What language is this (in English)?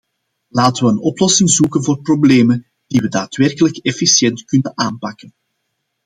Dutch